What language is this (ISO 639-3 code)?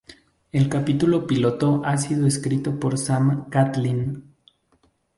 spa